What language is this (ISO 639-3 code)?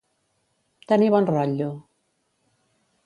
cat